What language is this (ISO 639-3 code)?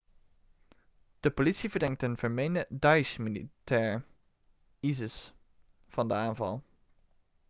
nld